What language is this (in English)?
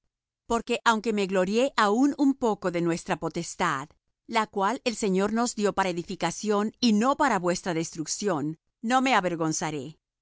Spanish